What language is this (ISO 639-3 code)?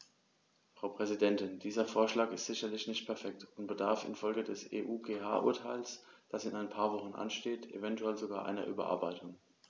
deu